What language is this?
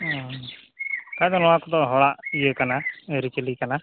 Santali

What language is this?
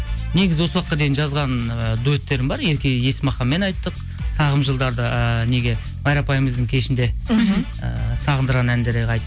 Kazakh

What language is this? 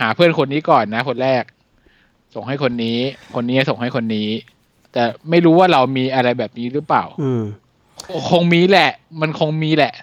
Thai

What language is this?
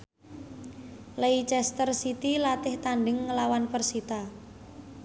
Javanese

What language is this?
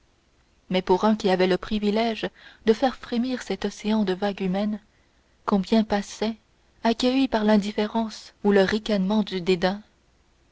French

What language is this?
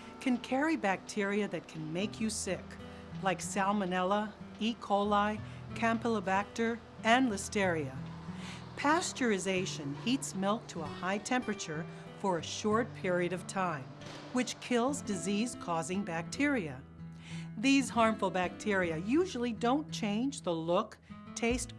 English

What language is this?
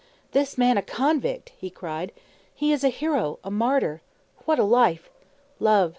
English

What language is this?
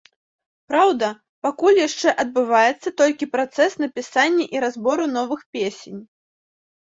Belarusian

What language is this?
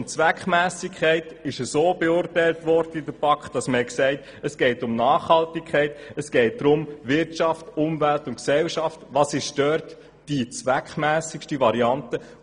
Swiss German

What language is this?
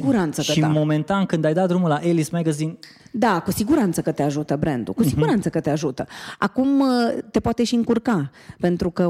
Romanian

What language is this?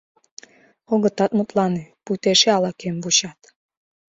Mari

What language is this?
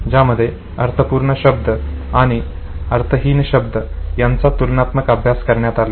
Marathi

